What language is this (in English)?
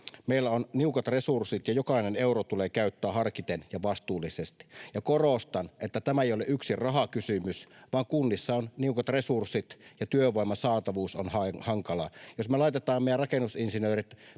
Finnish